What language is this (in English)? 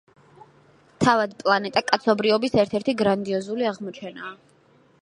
Georgian